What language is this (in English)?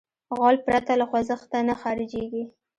Pashto